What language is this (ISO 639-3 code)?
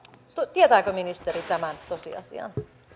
fin